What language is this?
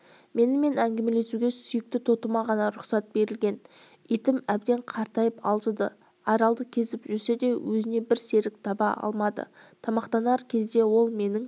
Kazakh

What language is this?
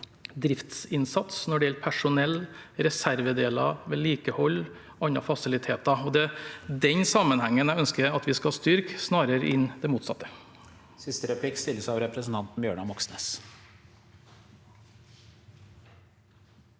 Norwegian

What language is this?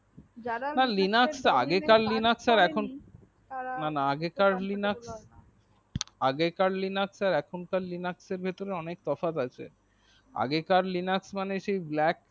Bangla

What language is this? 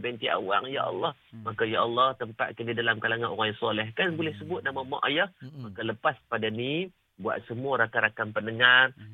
Malay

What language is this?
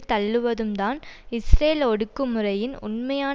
Tamil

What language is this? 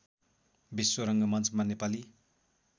Nepali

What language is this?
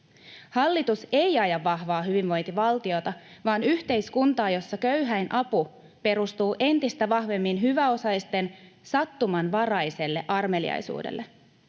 Finnish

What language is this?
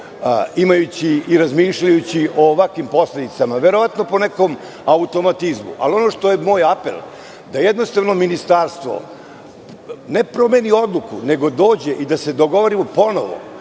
Serbian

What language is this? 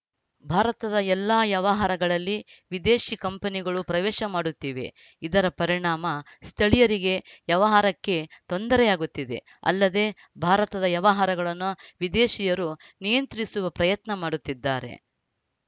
Kannada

